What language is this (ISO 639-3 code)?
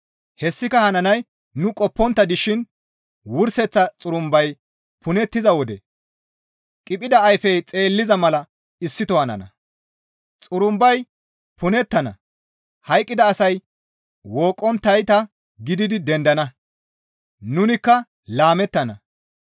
gmv